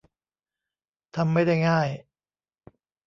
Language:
Thai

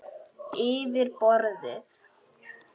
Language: Icelandic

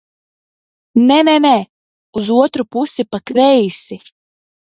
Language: Latvian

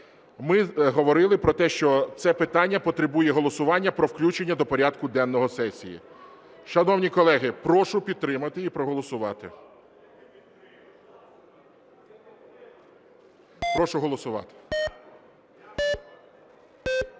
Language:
Ukrainian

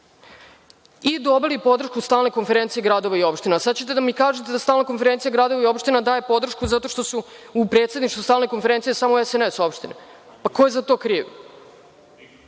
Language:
Serbian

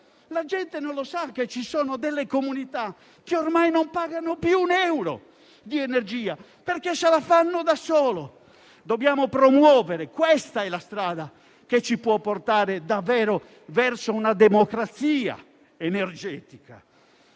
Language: Italian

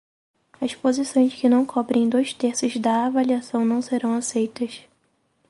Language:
Portuguese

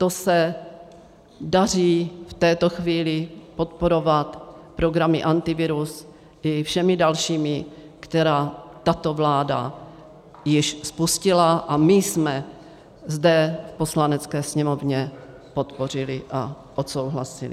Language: Czech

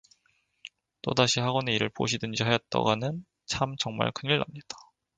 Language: Korean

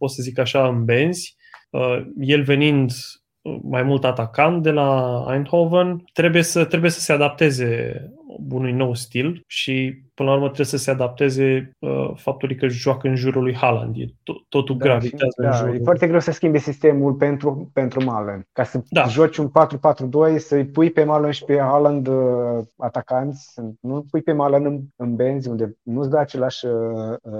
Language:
Romanian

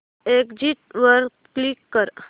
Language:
Marathi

